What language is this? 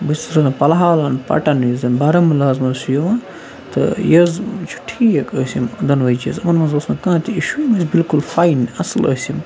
Kashmiri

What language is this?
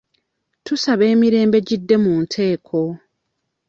Ganda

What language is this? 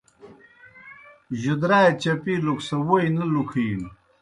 Kohistani Shina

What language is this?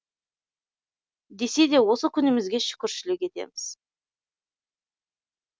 Kazakh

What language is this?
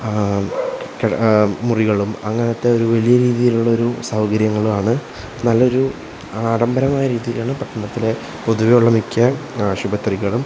Malayalam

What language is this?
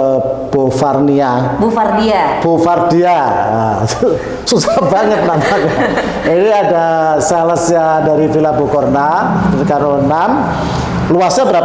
Indonesian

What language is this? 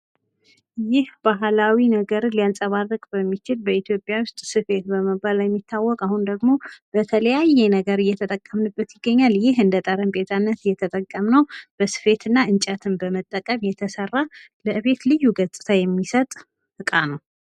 Amharic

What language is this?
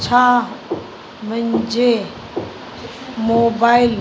Sindhi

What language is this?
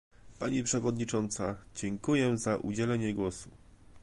Polish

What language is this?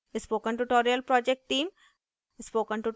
Hindi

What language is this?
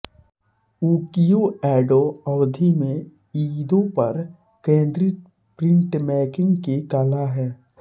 Hindi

